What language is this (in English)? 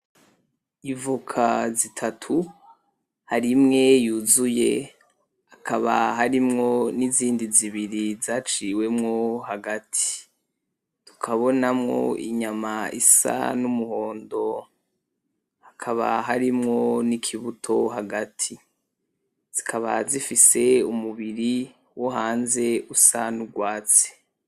Rundi